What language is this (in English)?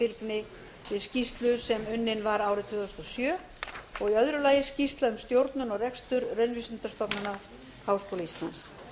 Icelandic